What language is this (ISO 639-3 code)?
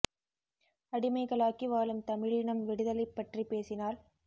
tam